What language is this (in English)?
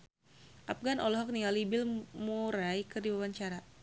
Sundanese